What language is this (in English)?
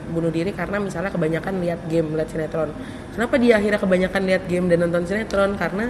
Indonesian